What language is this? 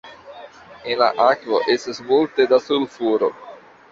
Esperanto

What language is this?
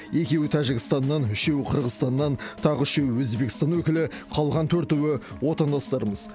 Kazakh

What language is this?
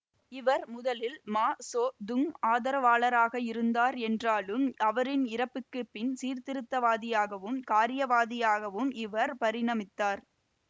Tamil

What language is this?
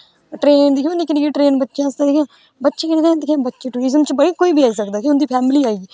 Dogri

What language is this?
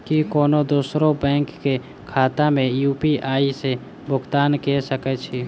Maithili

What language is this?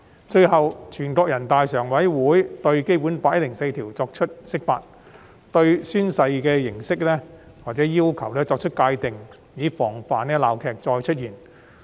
Cantonese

